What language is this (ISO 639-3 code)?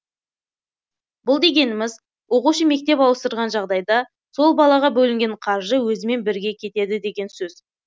kaz